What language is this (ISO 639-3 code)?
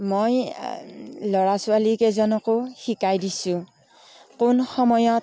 asm